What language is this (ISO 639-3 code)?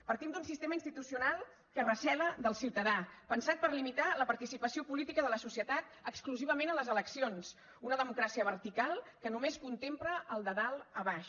cat